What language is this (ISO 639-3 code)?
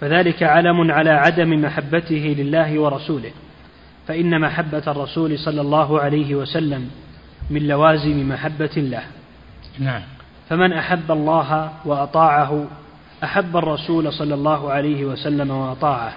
ara